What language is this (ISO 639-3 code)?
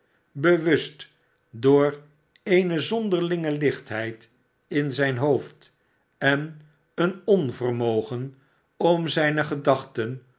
nld